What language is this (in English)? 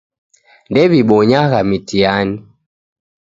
Taita